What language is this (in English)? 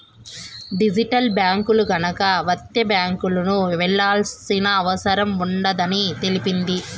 Telugu